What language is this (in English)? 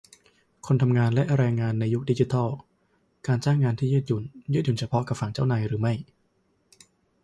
Thai